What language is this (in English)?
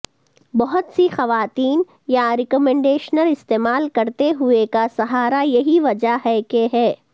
Urdu